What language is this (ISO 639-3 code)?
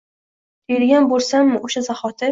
uzb